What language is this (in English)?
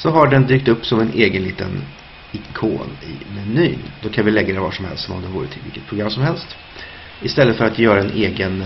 Swedish